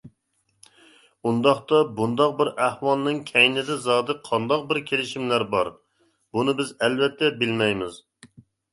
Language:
Uyghur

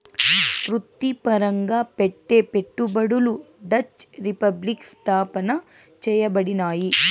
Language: Telugu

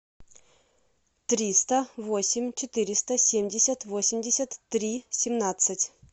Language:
Russian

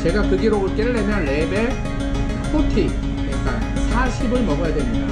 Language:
Korean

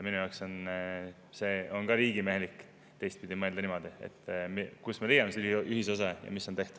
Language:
Estonian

